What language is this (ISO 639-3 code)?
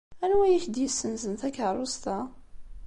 kab